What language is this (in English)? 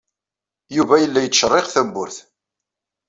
Kabyle